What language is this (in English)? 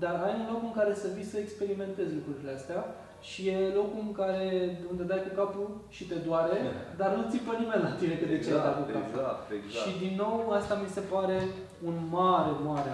Romanian